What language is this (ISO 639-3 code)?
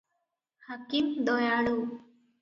ori